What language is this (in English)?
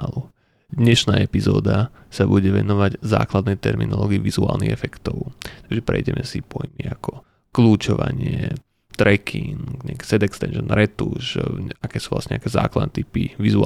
Slovak